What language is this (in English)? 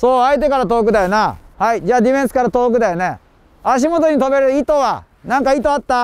Japanese